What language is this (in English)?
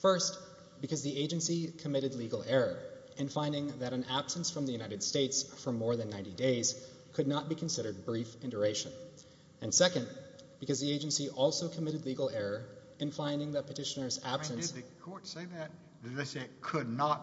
English